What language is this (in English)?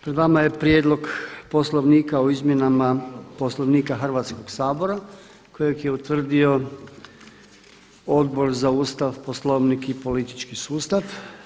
Croatian